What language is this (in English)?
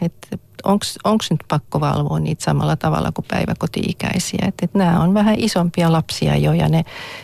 Finnish